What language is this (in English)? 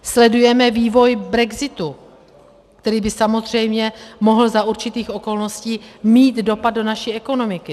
Czech